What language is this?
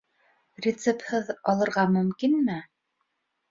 Bashkir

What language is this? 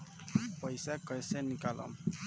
Bhojpuri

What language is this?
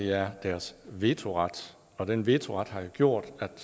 Danish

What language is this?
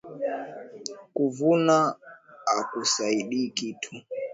Swahili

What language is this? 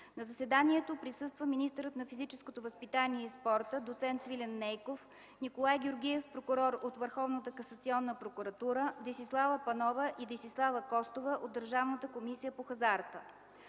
Bulgarian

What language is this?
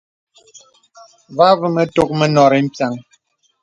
Bebele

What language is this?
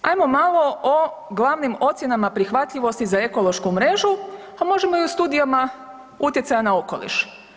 Croatian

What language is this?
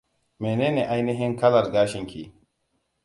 Hausa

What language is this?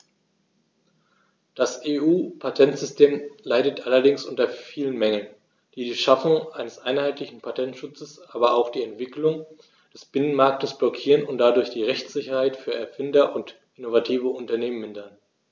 German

